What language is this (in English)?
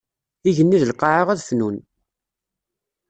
Kabyle